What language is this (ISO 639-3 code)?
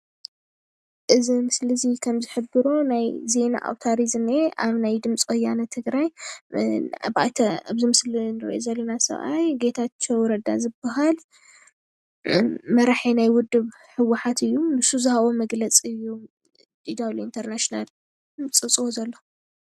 tir